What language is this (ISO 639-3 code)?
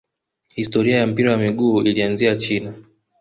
swa